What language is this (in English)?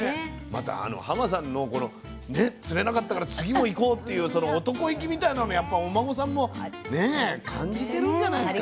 Japanese